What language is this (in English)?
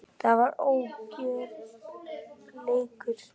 Icelandic